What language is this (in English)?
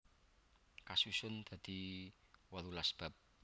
Javanese